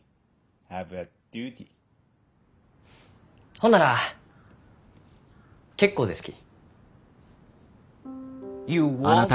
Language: Japanese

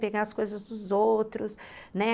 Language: Portuguese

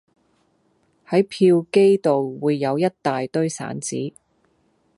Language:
Cantonese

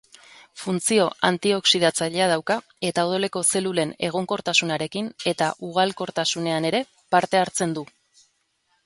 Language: Basque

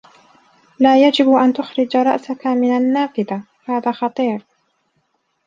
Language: Arabic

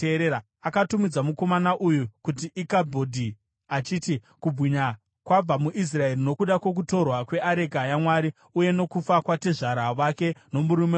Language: Shona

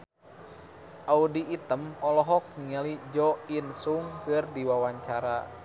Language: Sundanese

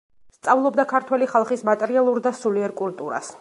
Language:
Georgian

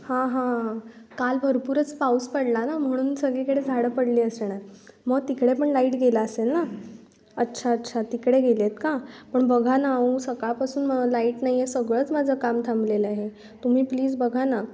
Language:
Marathi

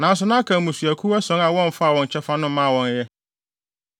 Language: Akan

